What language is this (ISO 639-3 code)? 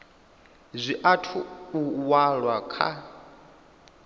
ven